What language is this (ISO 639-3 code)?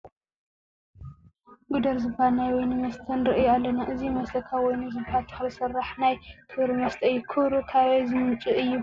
tir